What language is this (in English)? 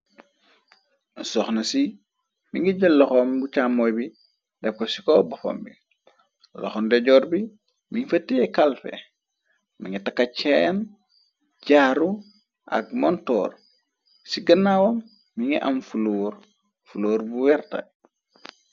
Wolof